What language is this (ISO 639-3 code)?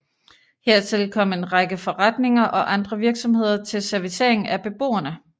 dan